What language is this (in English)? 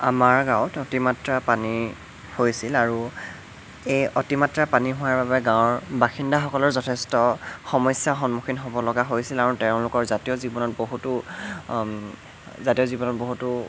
Assamese